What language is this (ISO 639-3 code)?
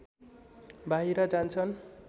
nep